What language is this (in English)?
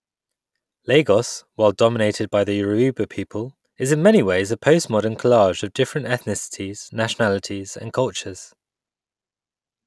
English